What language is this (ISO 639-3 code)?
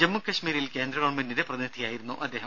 mal